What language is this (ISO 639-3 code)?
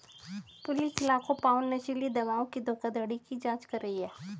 hin